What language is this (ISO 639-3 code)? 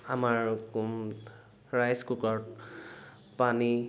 asm